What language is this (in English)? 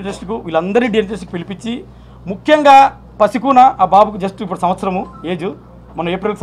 Telugu